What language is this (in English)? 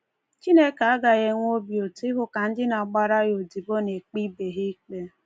Igbo